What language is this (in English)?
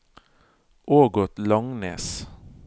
Norwegian